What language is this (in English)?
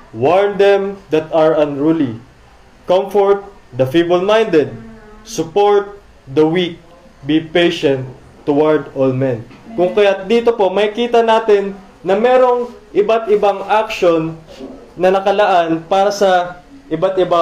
Filipino